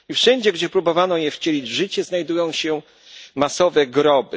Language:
Polish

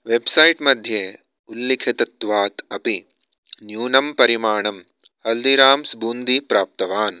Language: Sanskrit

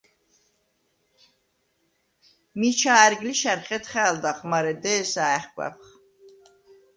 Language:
Svan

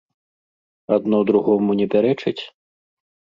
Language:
Belarusian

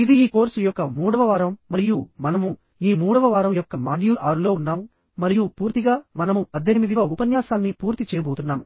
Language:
Telugu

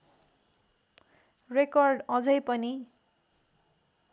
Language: Nepali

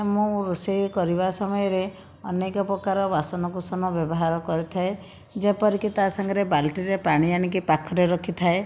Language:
Odia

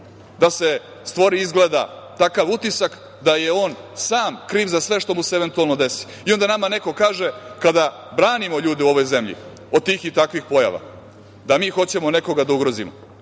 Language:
Serbian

